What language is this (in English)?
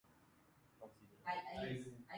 Guarani